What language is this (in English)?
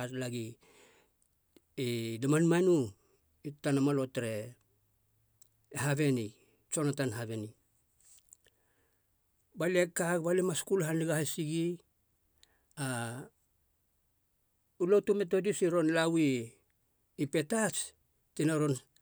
Halia